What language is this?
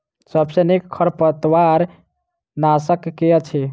Maithili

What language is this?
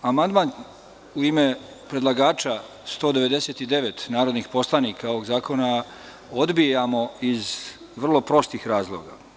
Serbian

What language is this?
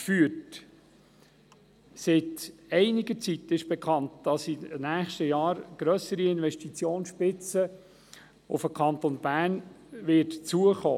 Swiss German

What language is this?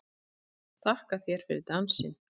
Icelandic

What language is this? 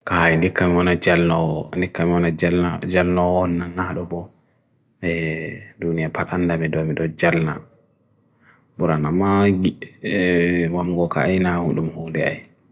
Bagirmi Fulfulde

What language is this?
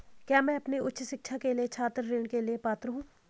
Hindi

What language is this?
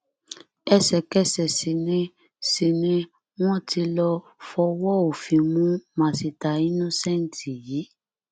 Yoruba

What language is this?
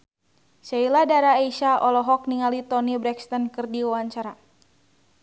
Sundanese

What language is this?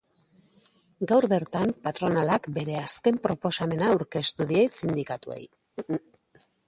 Basque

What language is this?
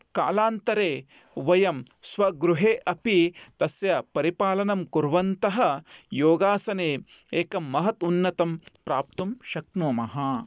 Sanskrit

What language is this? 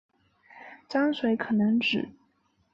Chinese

